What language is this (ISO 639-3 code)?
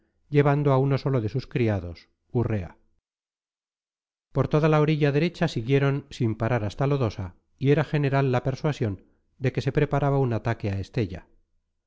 spa